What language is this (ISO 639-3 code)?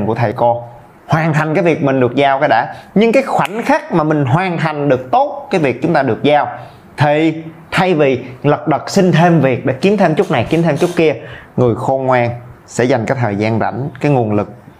vie